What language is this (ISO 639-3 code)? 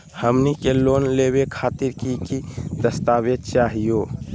mag